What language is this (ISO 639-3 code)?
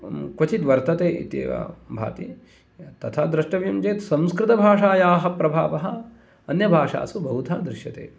san